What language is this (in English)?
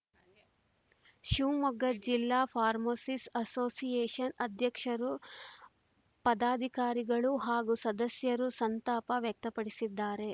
Kannada